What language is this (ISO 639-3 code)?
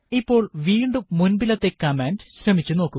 mal